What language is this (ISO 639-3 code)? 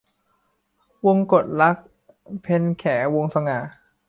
tha